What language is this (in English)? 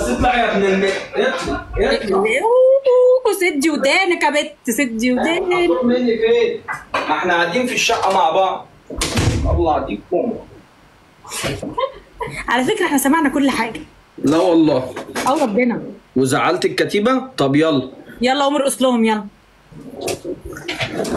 Arabic